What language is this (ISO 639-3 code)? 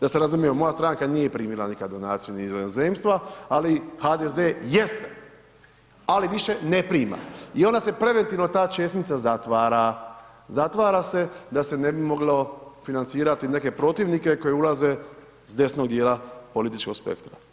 hrv